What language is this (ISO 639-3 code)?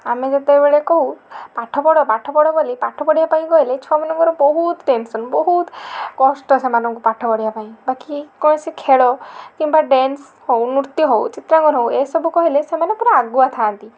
ori